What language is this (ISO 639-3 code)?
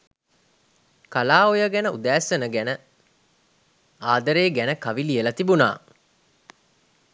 sin